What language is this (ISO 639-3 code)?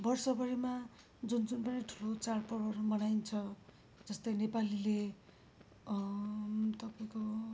nep